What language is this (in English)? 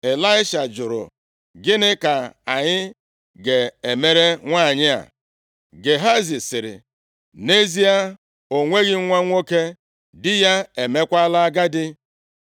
Igbo